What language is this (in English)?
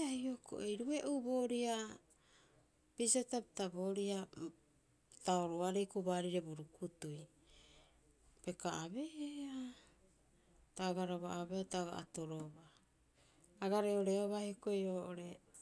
Rapoisi